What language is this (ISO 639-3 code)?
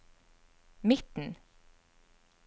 nor